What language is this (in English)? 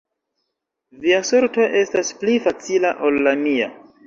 Esperanto